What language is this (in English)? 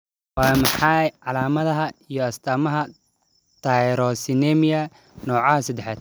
Somali